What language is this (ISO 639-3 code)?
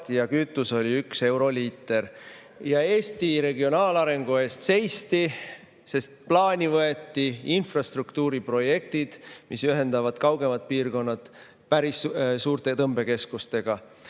est